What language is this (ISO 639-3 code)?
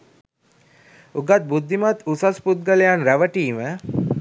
sin